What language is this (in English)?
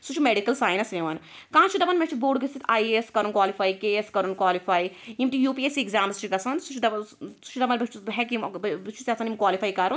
Kashmiri